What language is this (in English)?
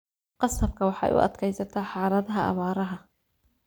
Somali